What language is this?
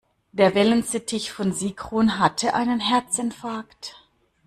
German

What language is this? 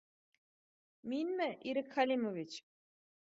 Bashkir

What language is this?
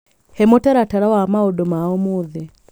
Kikuyu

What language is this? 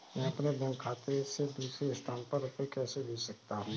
Hindi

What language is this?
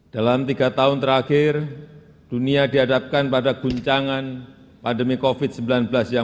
Indonesian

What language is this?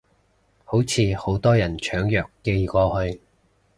Cantonese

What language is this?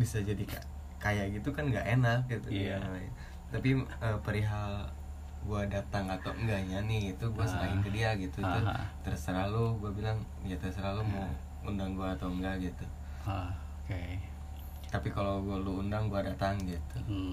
Indonesian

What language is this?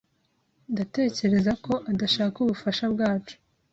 Kinyarwanda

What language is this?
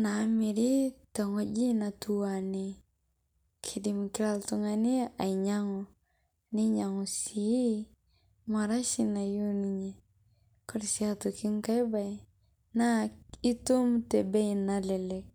Masai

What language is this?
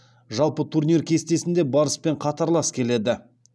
Kazakh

